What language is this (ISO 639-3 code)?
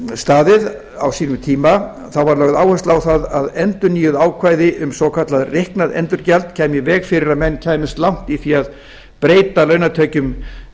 isl